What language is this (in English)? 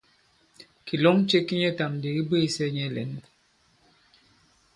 Bankon